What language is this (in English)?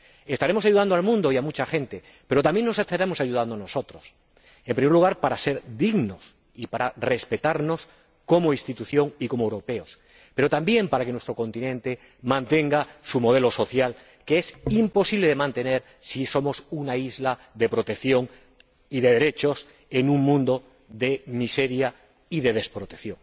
Spanish